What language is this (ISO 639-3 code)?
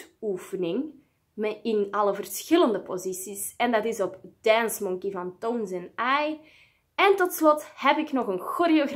nld